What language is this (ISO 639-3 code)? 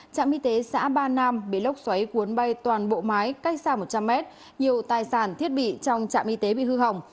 vie